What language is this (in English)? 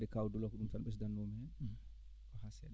Fula